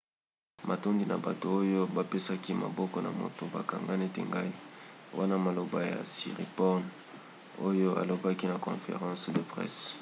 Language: Lingala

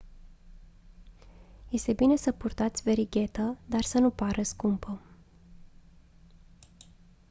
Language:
Romanian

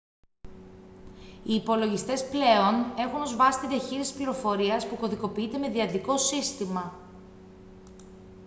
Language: Greek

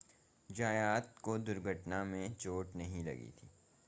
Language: Hindi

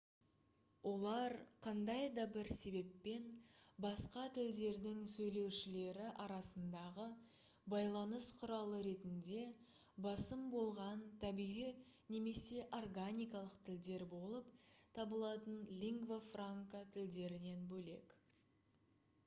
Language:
Kazakh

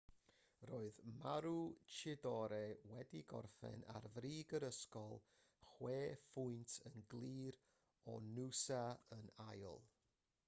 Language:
Welsh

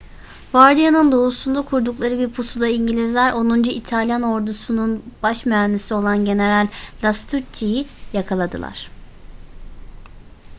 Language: Turkish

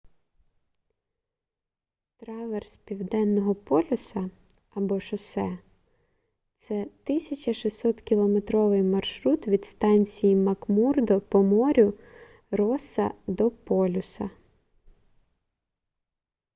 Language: Ukrainian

